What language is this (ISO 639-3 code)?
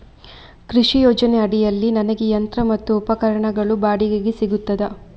kan